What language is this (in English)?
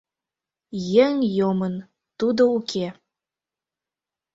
Mari